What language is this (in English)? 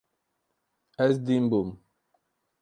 Kurdish